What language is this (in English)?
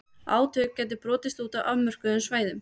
Icelandic